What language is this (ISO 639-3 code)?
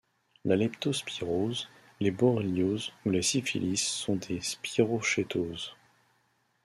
fra